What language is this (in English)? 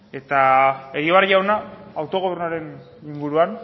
Basque